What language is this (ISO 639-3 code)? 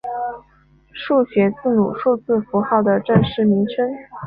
zho